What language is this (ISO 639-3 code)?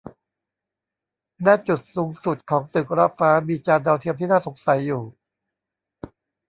tha